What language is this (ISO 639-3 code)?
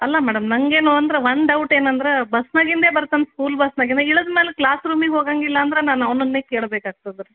kan